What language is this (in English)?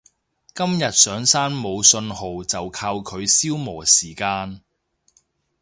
Cantonese